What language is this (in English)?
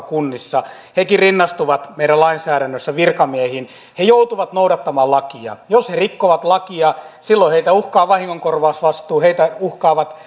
Finnish